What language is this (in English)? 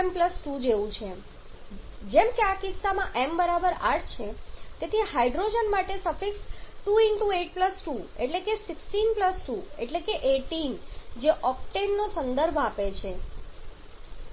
Gujarati